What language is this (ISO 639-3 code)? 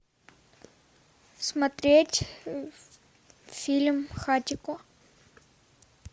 rus